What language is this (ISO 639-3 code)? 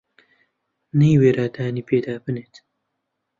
ckb